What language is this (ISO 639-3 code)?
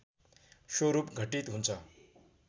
nep